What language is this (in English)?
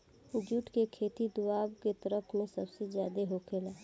Bhojpuri